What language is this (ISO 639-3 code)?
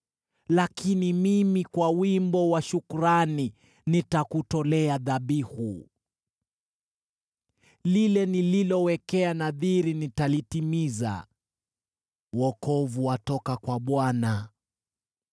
swa